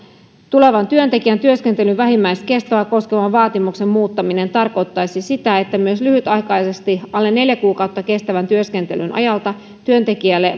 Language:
Finnish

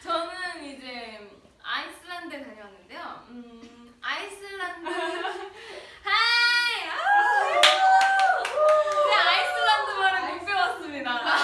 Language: Korean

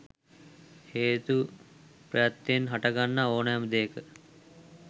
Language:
Sinhala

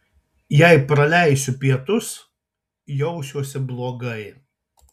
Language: Lithuanian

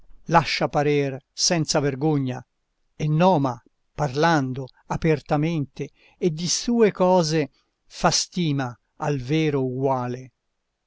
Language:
Italian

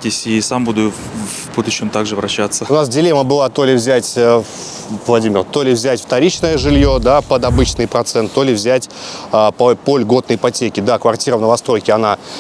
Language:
Russian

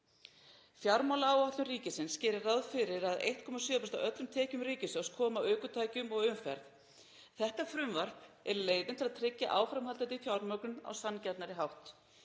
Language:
Icelandic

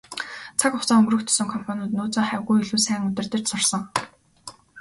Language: Mongolian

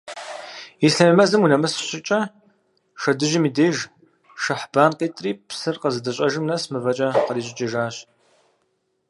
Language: Kabardian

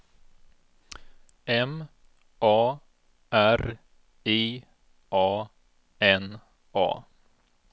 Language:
Swedish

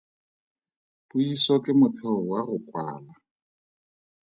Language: Tswana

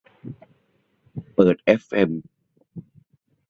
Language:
Thai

